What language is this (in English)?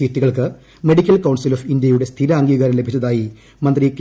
Malayalam